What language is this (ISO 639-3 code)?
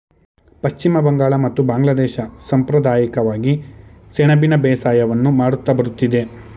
kan